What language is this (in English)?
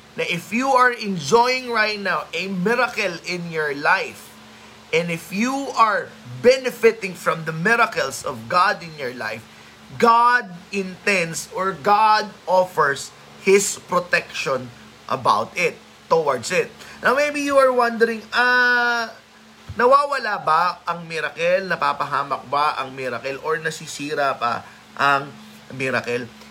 Filipino